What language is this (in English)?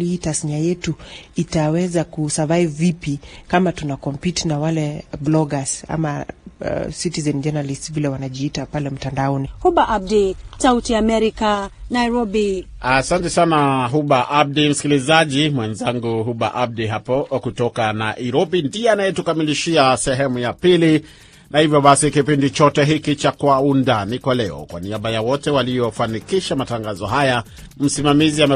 Swahili